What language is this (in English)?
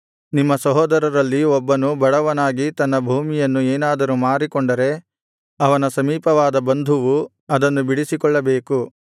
Kannada